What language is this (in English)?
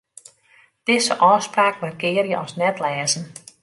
Western Frisian